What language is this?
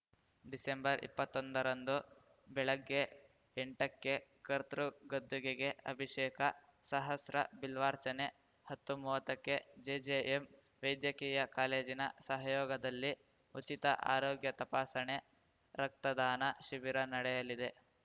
Kannada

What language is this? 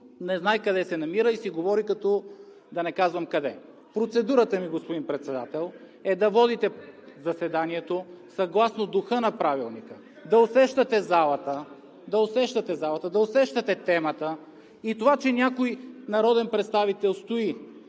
Bulgarian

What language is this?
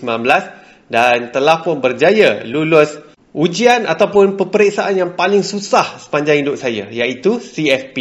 Malay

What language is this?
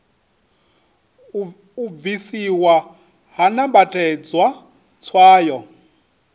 Venda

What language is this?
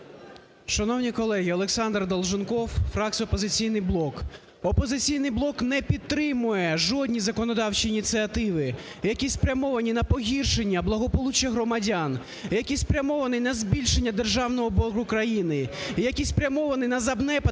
Ukrainian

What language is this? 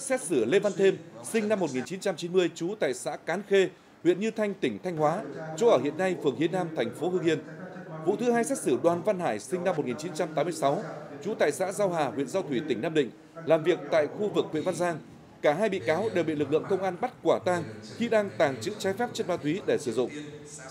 Vietnamese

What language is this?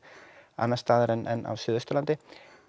Icelandic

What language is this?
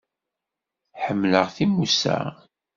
Kabyle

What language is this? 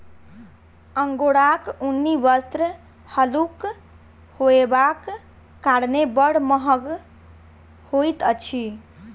Maithili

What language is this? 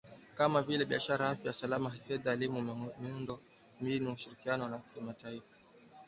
Swahili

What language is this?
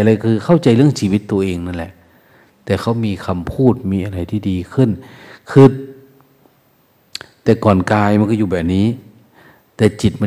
Thai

